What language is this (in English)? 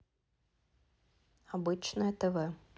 Russian